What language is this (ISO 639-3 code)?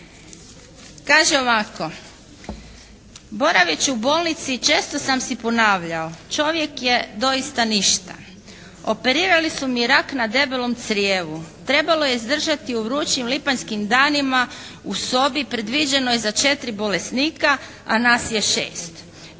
hrv